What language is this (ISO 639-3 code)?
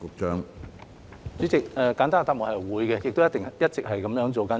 yue